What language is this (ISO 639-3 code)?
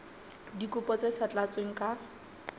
sot